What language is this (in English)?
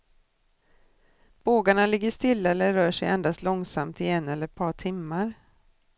Swedish